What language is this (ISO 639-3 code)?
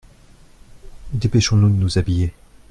fra